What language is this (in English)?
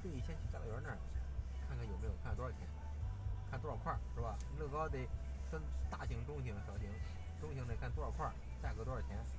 Chinese